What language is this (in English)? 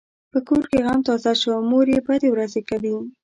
Pashto